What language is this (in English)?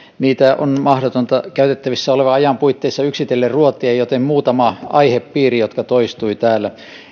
Finnish